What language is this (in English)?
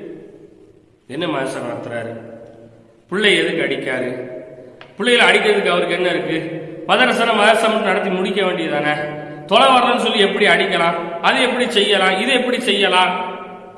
Tamil